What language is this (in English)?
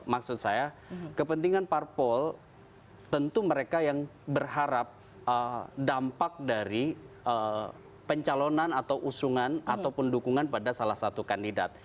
Indonesian